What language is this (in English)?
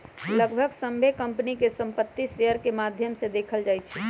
Magahi